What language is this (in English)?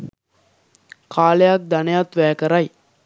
Sinhala